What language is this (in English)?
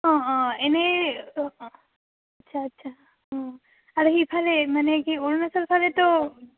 Assamese